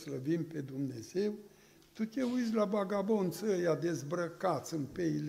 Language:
Romanian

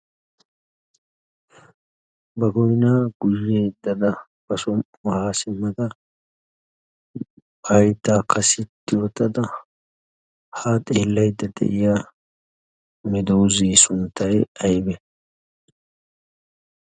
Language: Wolaytta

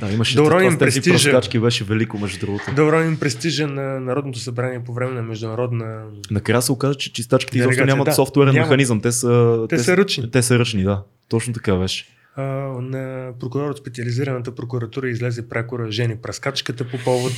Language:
Bulgarian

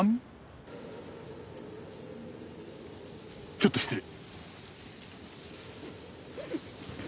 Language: Japanese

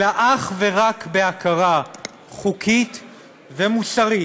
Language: Hebrew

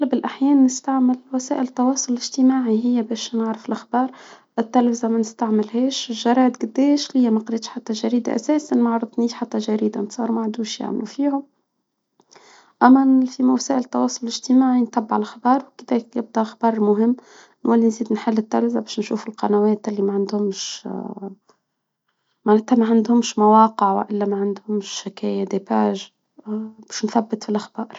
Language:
Tunisian Arabic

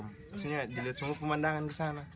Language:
Indonesian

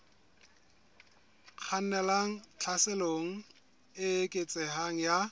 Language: Southern Sotho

